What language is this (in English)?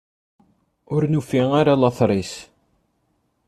Kabyle